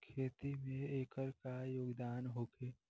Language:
Bhojpuri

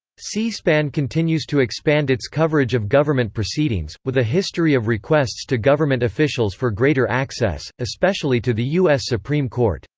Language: English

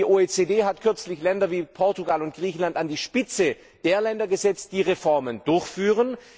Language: German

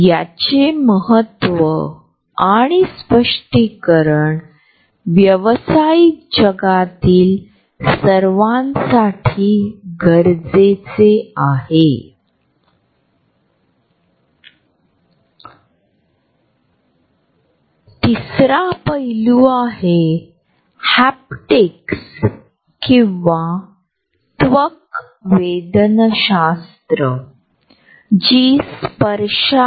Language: Marathi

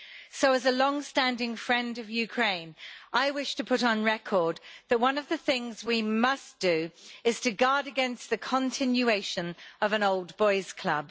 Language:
English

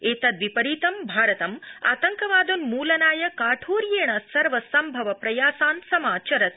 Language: Sanskrit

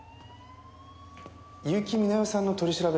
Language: Japanese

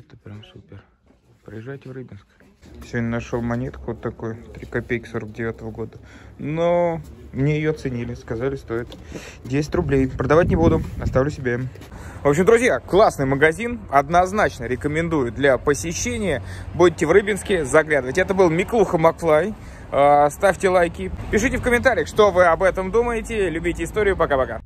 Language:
Russian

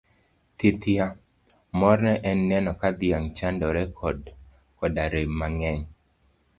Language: Luo (Kenya and Tanzania)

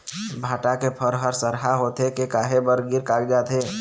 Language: Chhattisgarhi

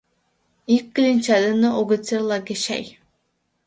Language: Mari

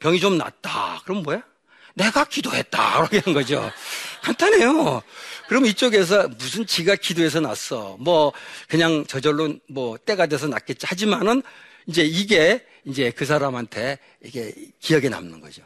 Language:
Korean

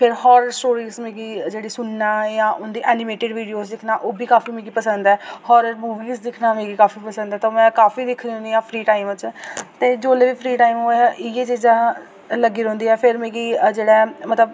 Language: Dogri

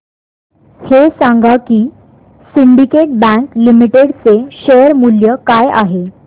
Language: Marathi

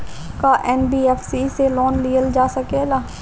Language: Bhojpuri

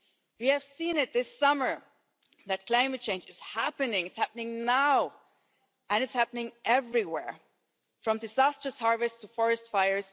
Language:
English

